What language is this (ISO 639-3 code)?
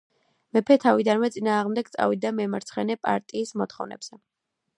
kat